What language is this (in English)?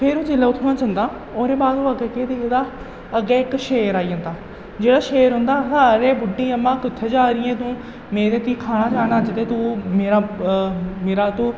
Dogri